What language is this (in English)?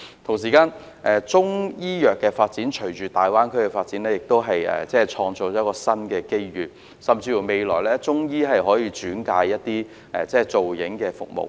Cantonese